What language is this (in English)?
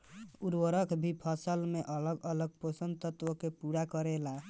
Bhojpuri